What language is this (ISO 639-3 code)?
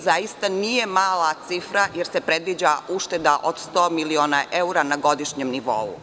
srp